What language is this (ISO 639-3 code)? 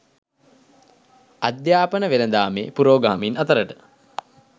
sin